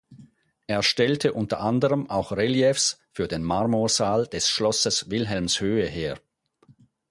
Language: German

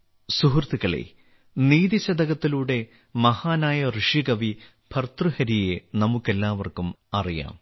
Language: Malayalam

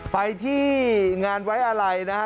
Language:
Thai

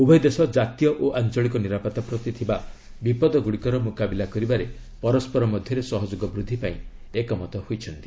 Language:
Odia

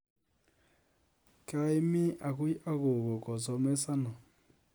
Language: Kalenjin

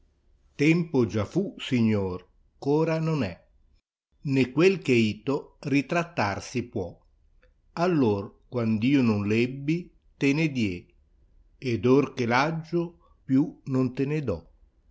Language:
Italian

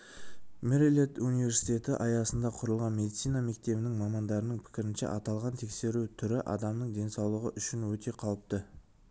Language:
Kazakh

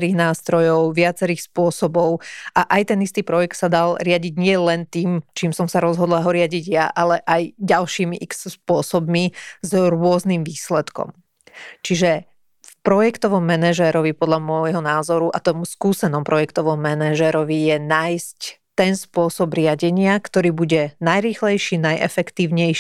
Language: Slovak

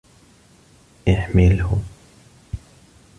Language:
Arabic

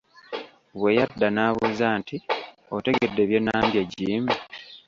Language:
Ganda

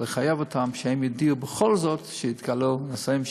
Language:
Hebrew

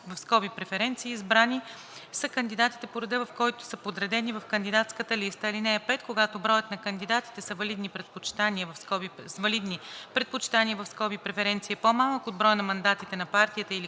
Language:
Bulgarian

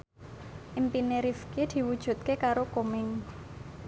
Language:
Javanese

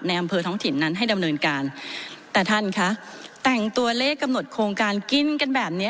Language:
Thai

